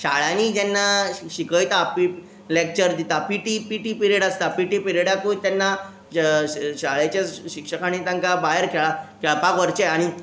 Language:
Konkani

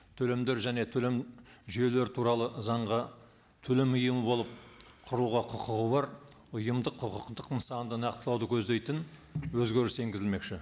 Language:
Kazakh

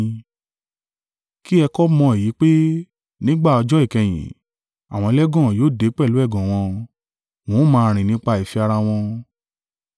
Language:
Yoruba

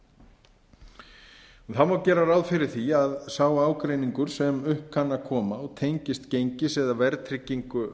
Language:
Icelandic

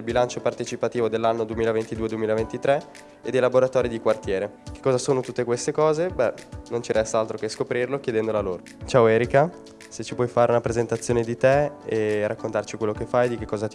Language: Italian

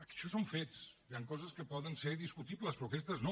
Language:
Catalan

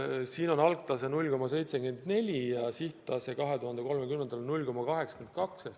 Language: Estonian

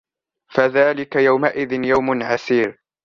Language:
Arabic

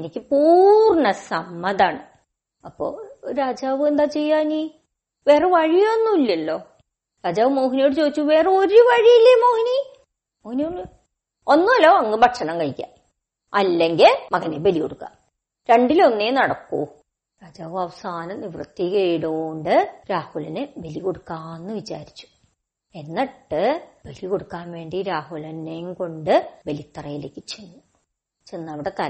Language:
Malayalam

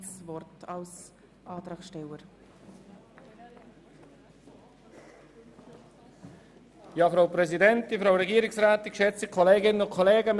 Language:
Swiss German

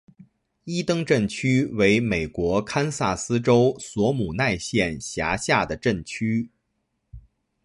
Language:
Chinese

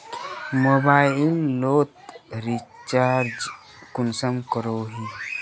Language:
Magahi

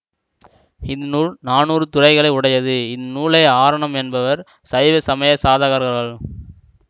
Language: Tamil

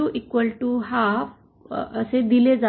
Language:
Marathi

